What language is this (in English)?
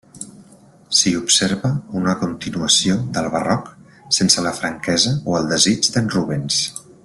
Catalan